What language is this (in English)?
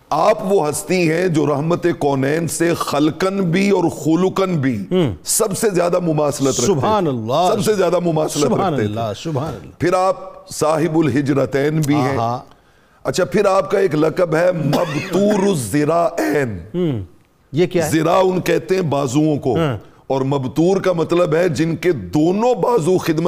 Urdu